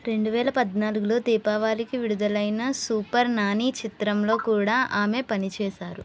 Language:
Telugu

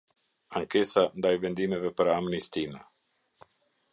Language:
Albanian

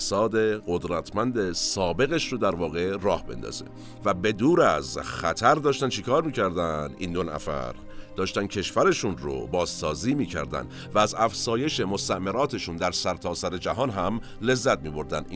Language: Persian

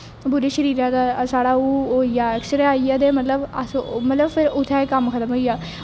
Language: Dogri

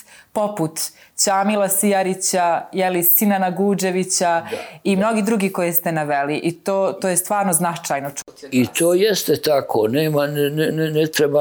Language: Croatian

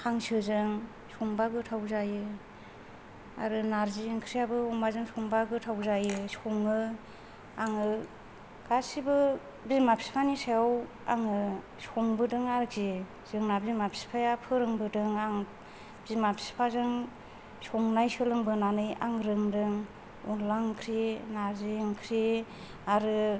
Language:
Bodo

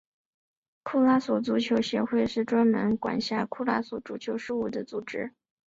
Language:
Chinese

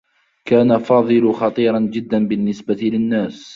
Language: Arabic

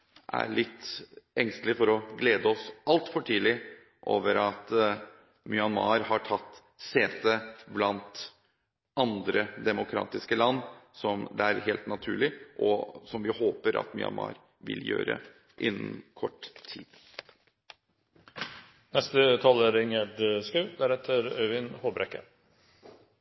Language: Norwegian Bokmål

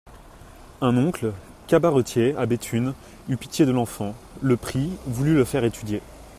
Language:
French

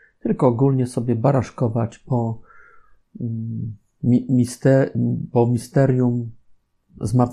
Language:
Polish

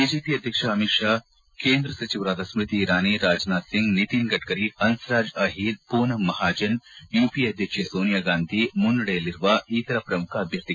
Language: Kannada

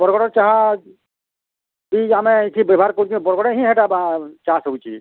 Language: Odia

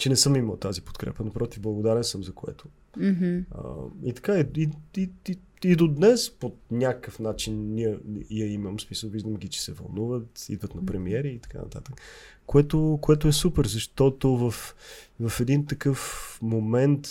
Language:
Bulgarian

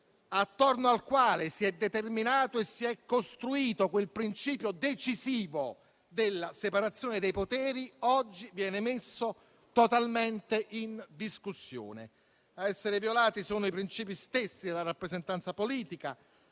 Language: Italian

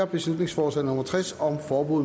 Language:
Danish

